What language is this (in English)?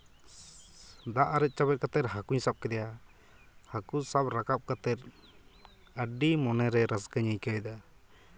Santali